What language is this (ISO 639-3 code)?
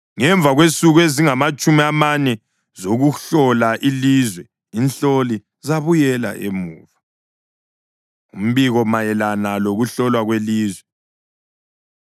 nde